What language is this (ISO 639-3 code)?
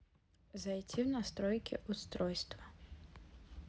rus